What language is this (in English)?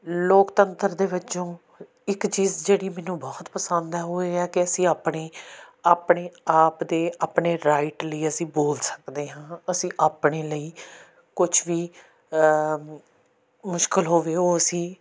Punjabi